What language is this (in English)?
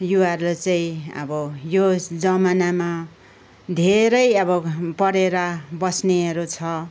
Nepali